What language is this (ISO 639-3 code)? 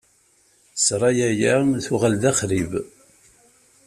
kab